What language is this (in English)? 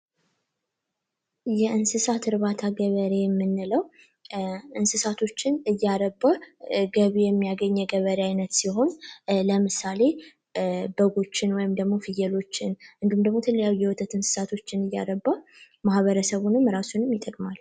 Amharic